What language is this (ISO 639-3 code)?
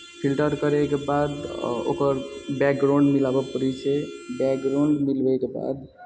mai